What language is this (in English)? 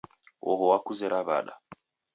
Taita